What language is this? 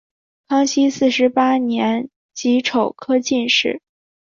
Chinese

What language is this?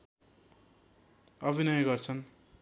Nepali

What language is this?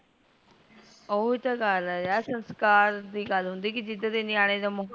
Punjabi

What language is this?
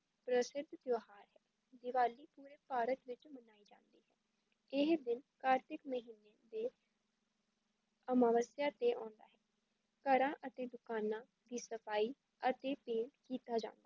Punjabi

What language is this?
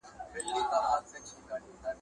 Pashto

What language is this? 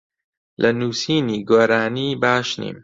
Central Kurdish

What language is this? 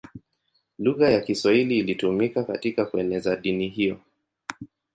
Swahili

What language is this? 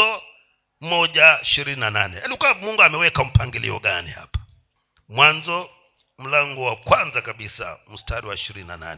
Swahili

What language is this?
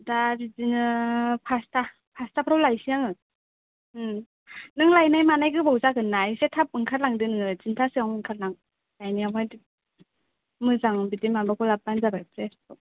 Bodo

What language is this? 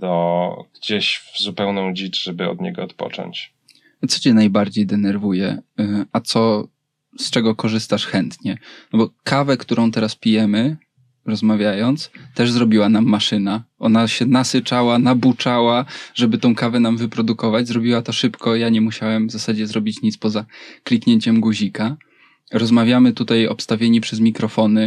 Polish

